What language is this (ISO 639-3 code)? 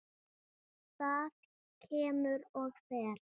isl